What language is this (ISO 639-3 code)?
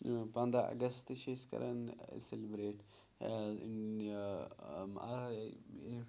kas